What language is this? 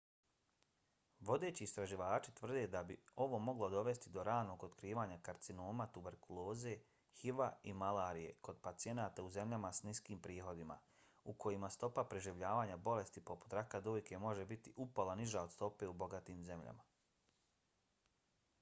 Bosnian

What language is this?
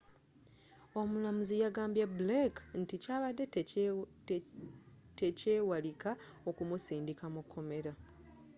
Ganda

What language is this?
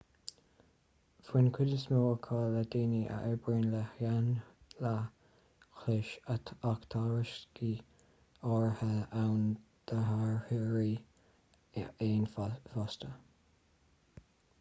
Irish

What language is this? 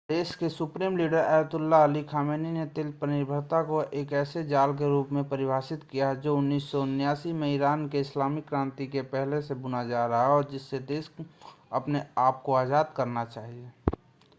Hindi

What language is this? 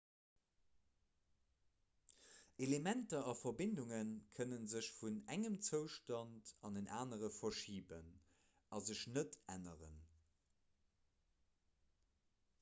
Luxembourgish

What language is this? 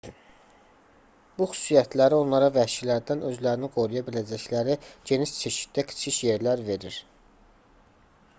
Azerbaijani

